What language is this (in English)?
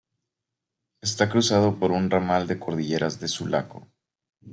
Spanish